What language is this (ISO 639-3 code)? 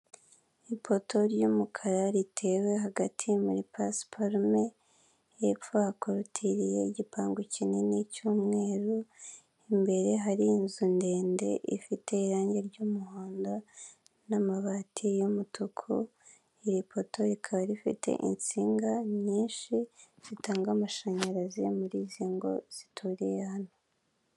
kin